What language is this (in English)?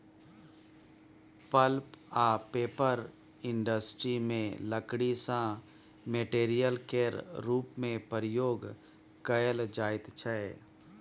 Maithili